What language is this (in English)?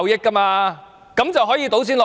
Cantonese